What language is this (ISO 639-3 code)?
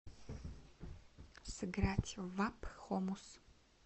rus